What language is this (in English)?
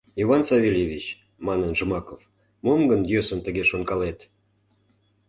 Mari